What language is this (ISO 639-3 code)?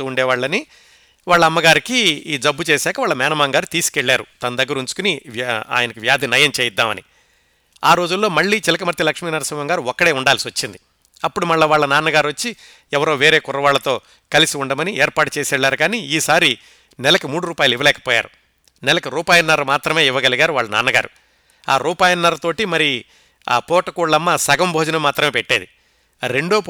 tel